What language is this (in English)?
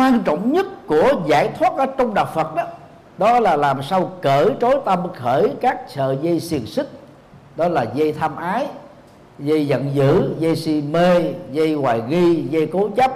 Vietnamese